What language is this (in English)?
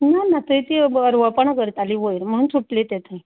Konkani